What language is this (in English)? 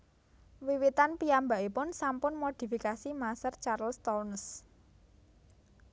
Javanese